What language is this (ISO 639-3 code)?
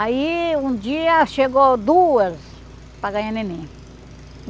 por